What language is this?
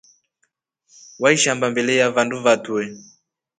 Rombo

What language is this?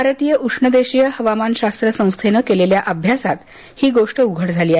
Marathi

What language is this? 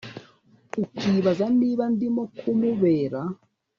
Kinyarwanda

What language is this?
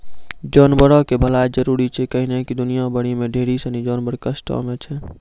Maithili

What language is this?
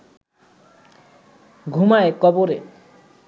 Bangla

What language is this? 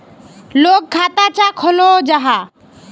Magahi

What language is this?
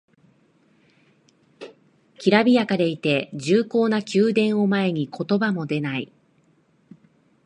Japanese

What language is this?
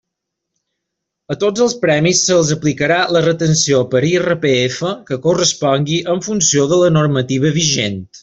Catalan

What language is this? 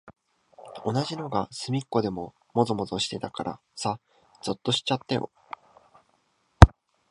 Japanese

